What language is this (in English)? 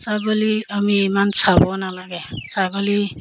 Assamese